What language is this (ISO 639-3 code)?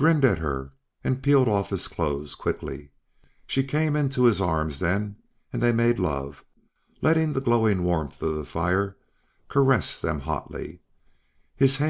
eng